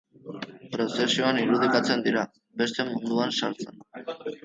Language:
Basque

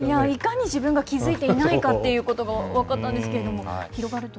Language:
Japanese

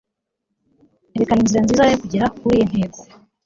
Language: Kinyarwanda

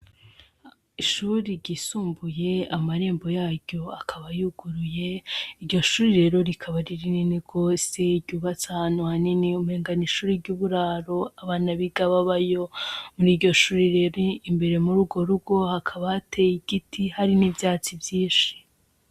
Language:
Rundi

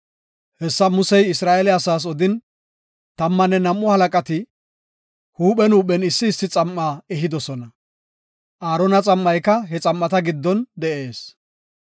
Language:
Gofa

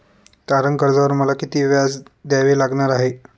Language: Marathi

